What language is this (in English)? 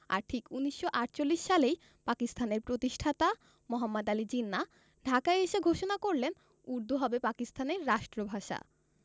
Bangla